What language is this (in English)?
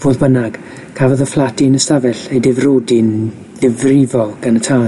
Welsh